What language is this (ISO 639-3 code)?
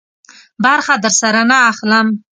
pus